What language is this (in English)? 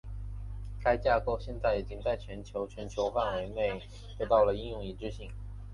Chinese